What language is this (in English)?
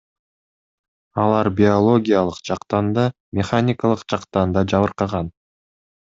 Kyrgyz